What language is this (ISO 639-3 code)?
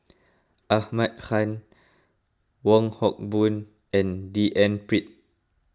eng